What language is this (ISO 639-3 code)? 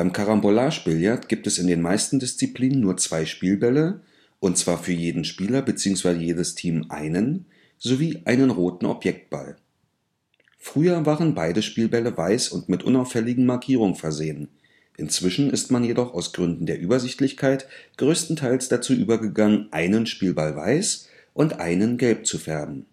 deu